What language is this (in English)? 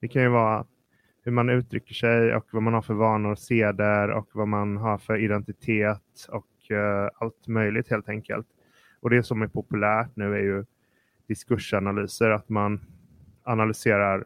Swedish